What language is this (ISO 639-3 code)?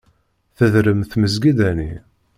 kab